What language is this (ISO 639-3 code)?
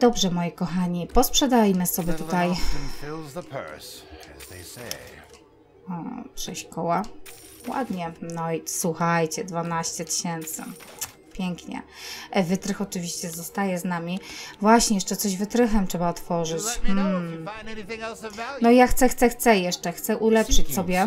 pol